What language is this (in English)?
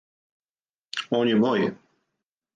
Serbian